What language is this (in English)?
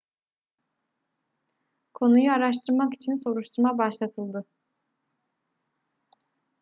Turkish